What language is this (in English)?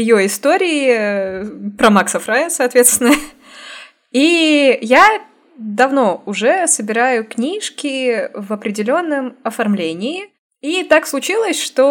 Russian